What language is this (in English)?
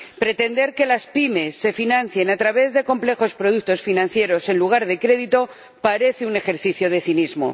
Spanish